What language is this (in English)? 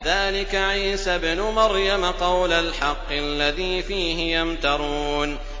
Arabic